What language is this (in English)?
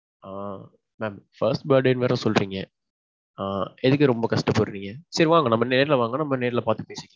Tamil